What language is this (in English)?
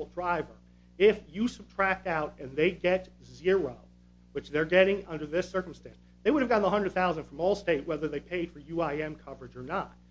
English